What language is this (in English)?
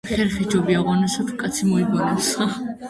Georgian